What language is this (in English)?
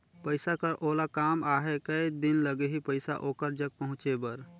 Chhattisgarhi